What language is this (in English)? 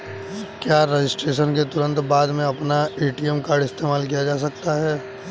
Hindi